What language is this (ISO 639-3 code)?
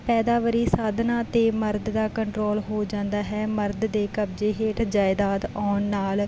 pan